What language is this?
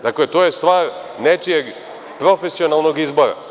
Serbian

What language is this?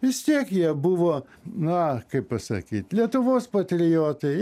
Lithuanian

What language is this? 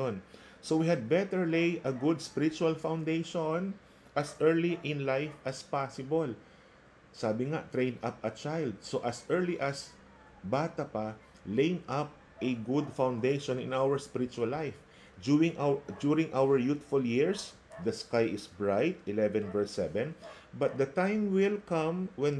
Filipino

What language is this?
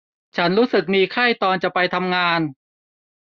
Thai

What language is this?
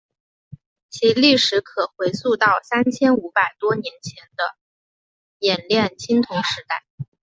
Chinese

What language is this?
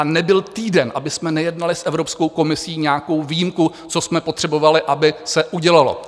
Czech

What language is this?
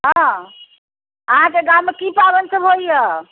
Maithili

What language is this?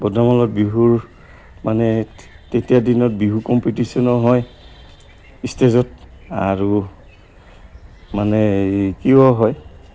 Assamese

